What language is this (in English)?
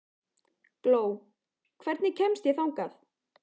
Icelandic